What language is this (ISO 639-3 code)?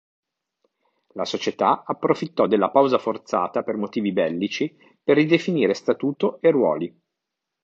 ita